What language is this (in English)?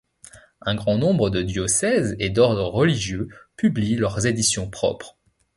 French